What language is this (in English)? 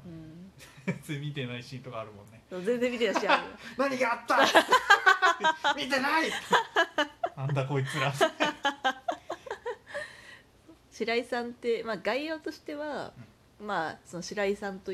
Japanese